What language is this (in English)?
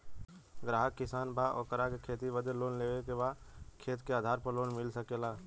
Bhojpuri